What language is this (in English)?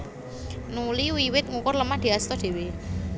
Javanese